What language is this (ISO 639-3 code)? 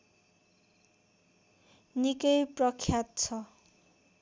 nep